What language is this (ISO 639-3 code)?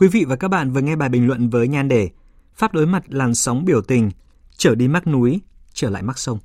vie